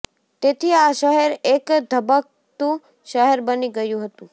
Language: Gujarati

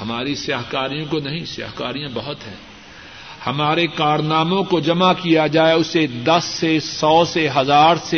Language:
Urdu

